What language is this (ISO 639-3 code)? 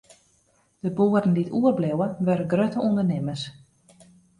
fry